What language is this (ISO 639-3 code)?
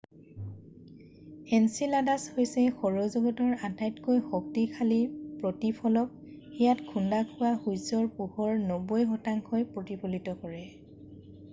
asm